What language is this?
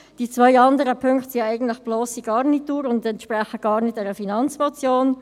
Swiss German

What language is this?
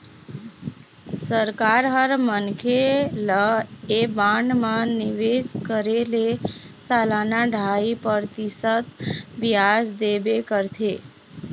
Chhattisgarhi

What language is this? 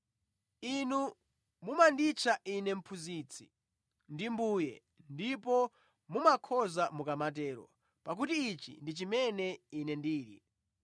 Nyanja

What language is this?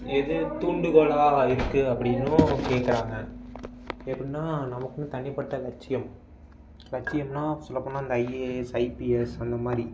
Tamil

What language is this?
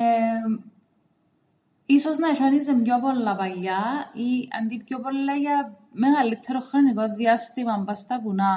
Greek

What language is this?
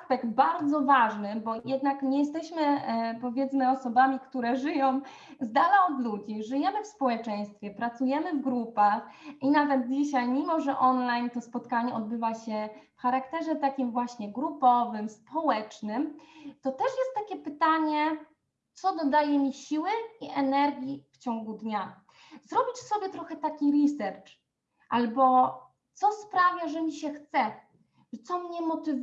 Polish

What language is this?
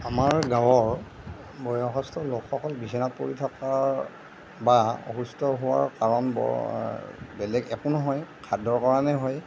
Assamese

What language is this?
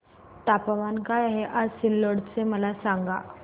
Marathi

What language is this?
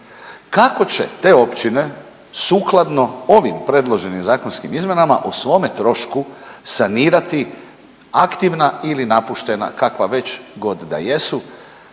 Croatian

